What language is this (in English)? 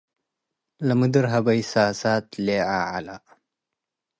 Tigre